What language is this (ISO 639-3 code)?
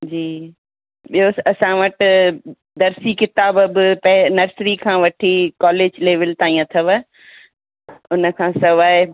snd